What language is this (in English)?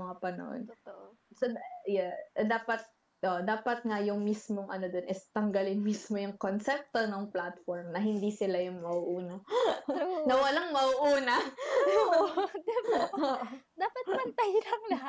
Filipino